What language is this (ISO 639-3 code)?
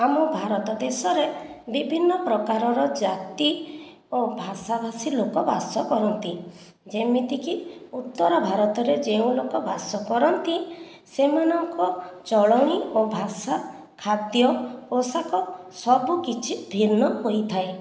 ori